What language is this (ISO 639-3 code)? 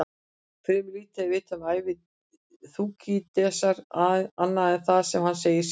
isl